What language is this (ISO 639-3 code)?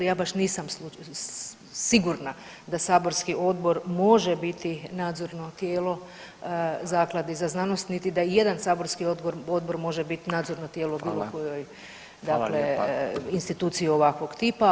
hrv